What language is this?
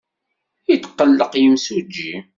Kabyle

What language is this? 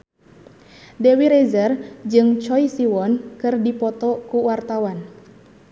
Sundanese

